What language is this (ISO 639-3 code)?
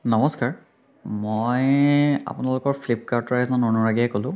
asm